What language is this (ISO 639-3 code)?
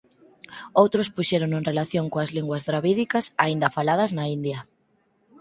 glg